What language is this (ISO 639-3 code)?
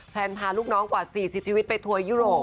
tha